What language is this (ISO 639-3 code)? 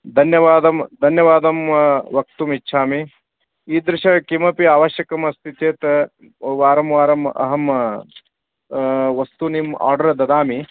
san